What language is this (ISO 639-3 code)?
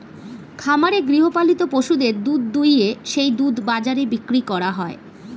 ben